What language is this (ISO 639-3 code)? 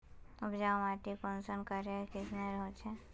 mag